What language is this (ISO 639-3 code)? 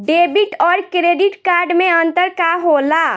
bho